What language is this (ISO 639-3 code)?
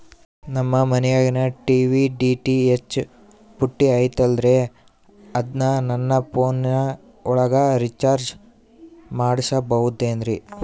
kan